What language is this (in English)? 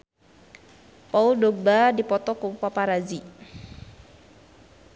Sundanese